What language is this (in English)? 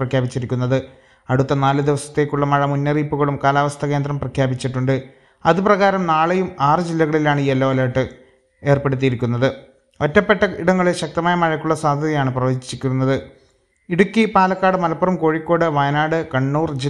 Malayalam